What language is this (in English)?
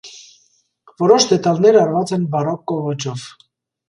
Armenian